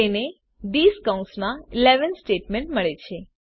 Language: Gujarati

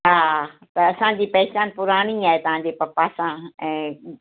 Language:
Sindhi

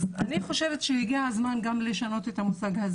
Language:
Hebrew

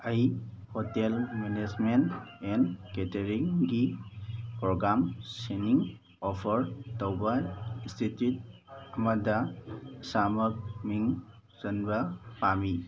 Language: Manipuri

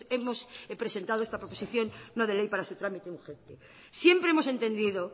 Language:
Spanish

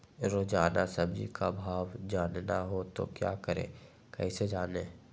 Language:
Magahi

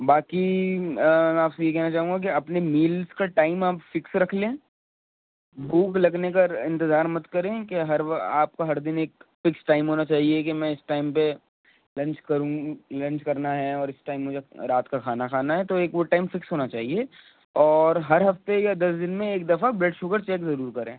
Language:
Urdu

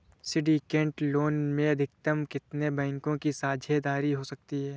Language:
Hindi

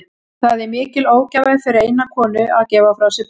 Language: Icelandic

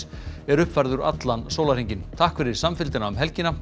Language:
Icelandic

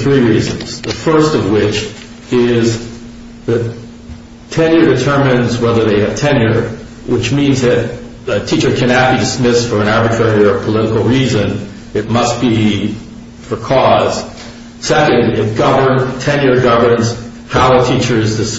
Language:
English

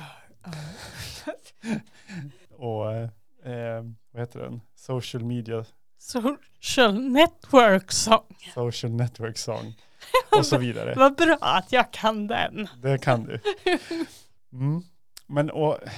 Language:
Swedish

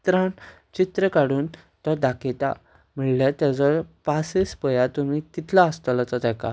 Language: Konkani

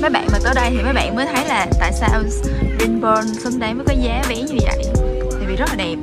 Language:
Vietnamese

